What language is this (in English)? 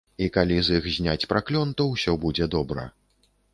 Belarusian